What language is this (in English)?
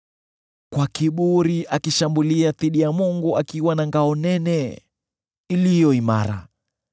Swahili